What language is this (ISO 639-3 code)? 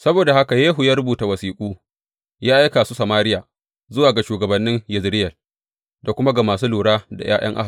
hau